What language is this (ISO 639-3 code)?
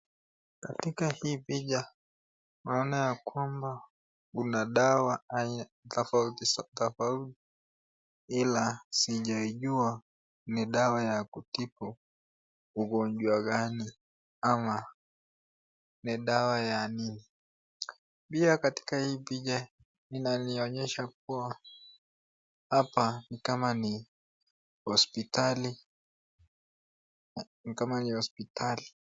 swa